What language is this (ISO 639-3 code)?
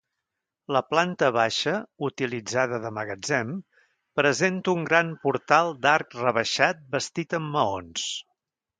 cat